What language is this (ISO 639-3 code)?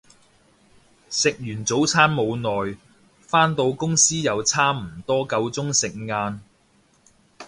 yue